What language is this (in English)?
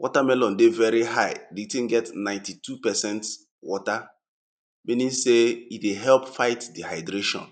Nigerian Pidgin